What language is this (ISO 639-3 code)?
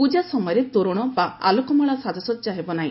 ori